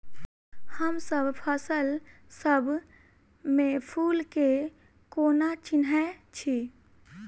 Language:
Maithili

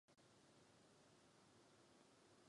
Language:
Czech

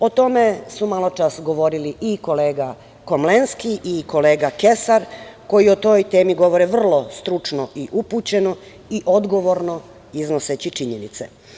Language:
Serbian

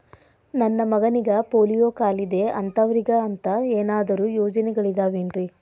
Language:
Kannada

